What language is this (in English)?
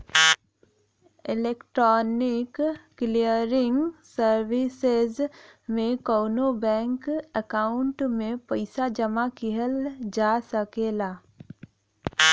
Bhojpuri